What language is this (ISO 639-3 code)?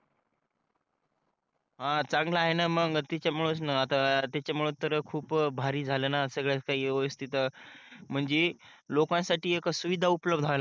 mar